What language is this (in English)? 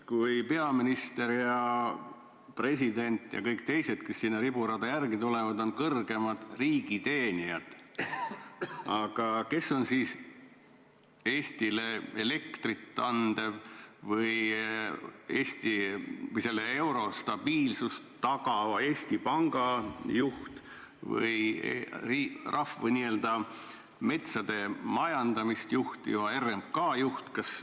Estonian